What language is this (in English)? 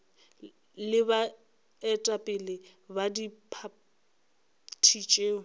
Northern Sotho